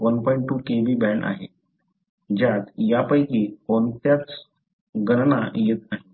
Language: Marathi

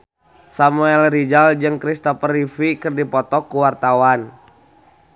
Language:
Sundanese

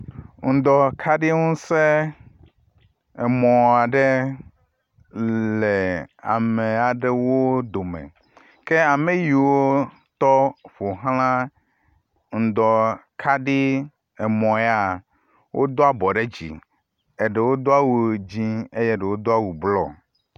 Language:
Ewe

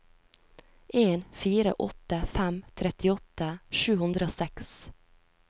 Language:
Norwegian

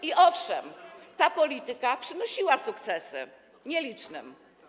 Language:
Polish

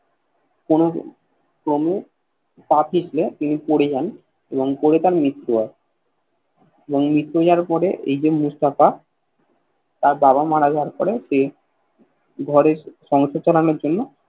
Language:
Bangla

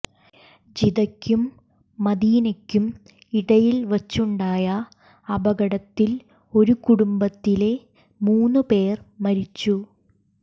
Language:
Malayalam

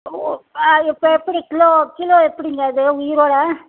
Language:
Tamil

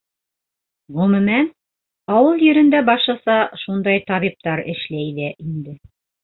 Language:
Bashkir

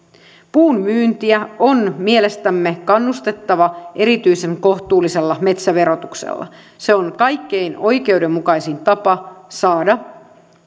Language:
Finnish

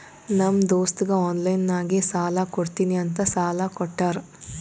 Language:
Kannada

